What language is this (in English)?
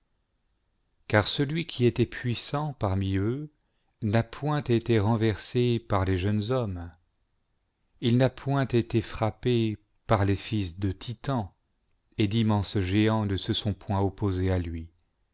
French